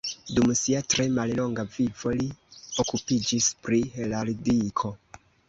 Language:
Esperanto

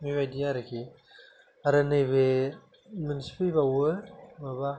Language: Bodo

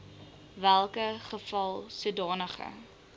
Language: Afrikaans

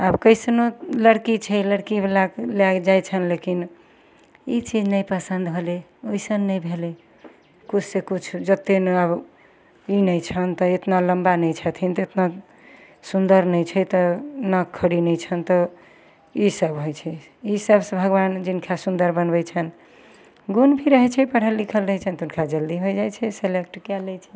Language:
Maithili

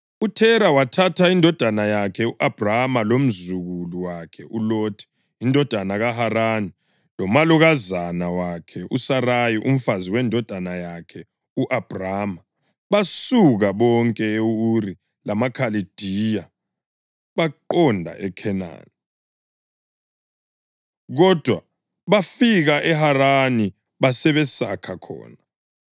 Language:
North Ndebele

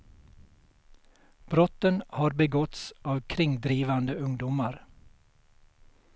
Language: Swedish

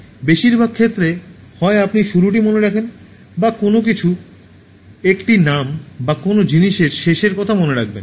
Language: Bangla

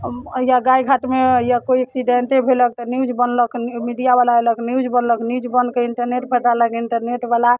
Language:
Maithili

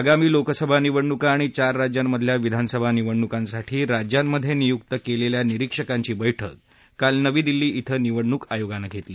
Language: Marathi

